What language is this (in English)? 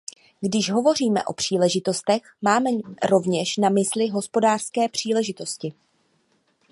Czech